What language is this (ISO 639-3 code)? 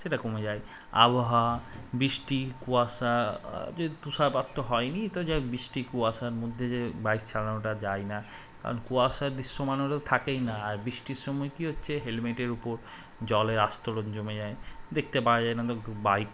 ben